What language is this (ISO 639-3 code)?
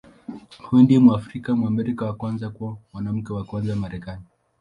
swa